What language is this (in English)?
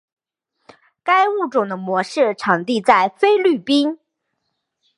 Chinese